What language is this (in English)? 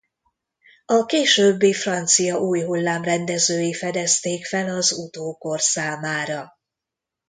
Hungarian